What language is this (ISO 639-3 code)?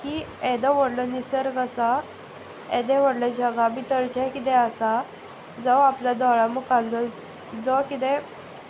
kok